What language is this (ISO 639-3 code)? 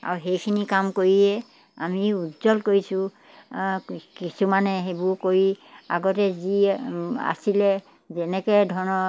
asm